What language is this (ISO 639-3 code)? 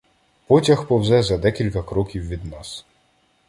ukr